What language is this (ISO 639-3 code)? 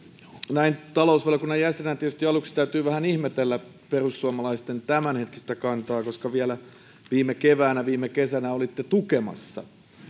fin